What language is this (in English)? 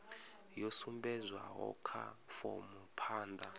Venda